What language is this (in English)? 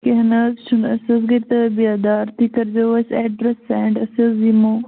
Kashmiri